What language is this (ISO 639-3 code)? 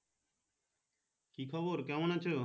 ben